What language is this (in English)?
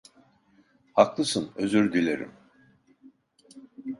Turkish